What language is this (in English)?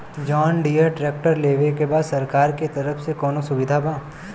Bhojpuri